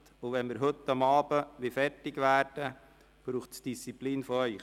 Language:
Swiss German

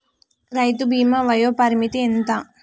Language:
Telugu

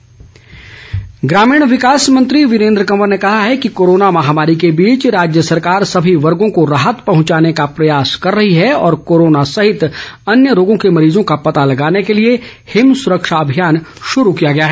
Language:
Hindi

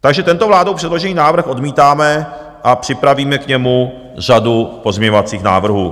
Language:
Czech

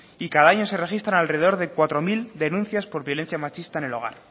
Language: Spanish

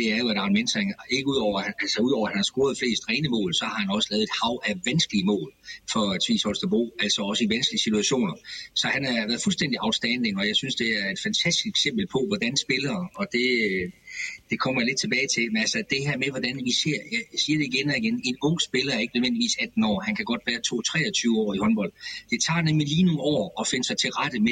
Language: Danish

